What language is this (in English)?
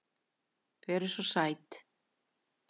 Icelandic